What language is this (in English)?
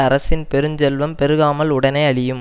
Tamil